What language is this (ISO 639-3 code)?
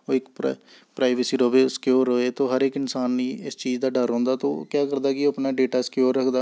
doi